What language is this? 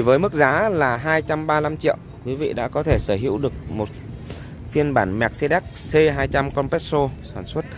Vietnamese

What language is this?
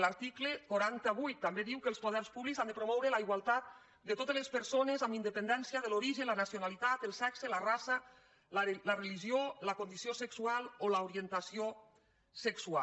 Catalan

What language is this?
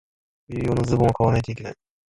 Japanese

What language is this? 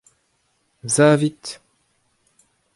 Breton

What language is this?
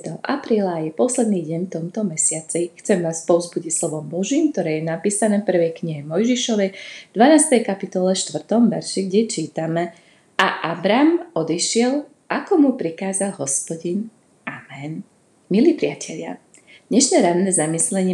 Slovak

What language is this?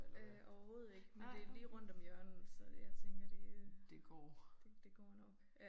Danish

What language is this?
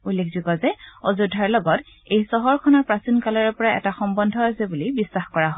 Assamese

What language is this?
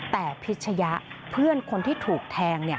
Thai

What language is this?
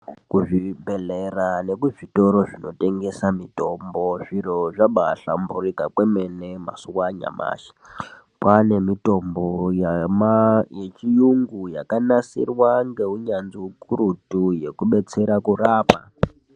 Ndau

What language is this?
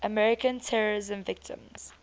English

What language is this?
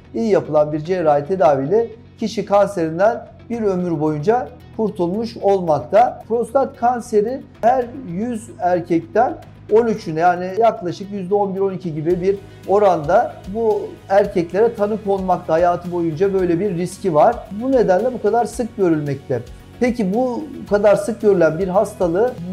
Turkish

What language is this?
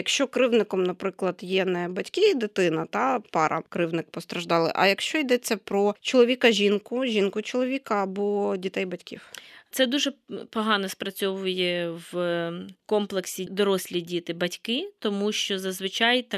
Ukrainian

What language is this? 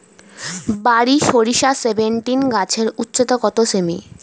Bangla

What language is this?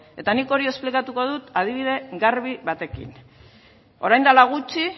Basque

